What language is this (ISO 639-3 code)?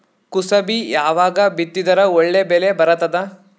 kan